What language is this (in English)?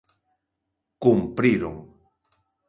Galician